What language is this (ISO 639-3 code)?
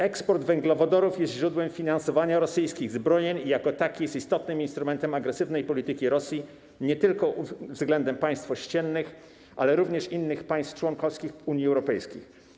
pol